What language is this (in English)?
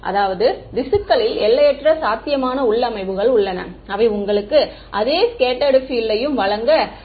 Tamil